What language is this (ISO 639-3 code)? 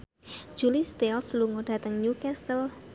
jav